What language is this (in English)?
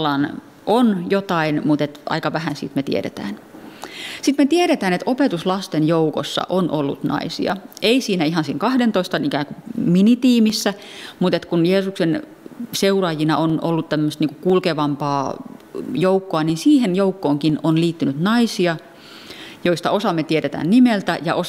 Finnish